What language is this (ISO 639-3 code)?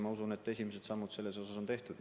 est